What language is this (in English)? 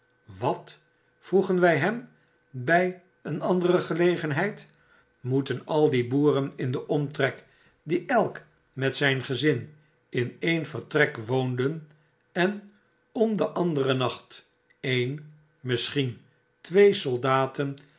Dutch